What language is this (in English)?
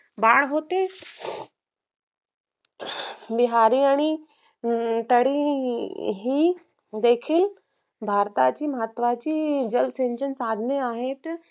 Marathi